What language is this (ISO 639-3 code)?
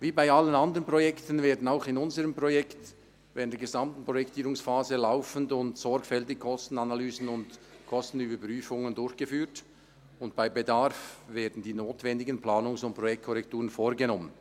gsw